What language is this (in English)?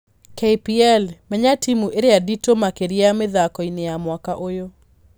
Kikuyu